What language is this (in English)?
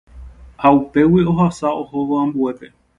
Guarani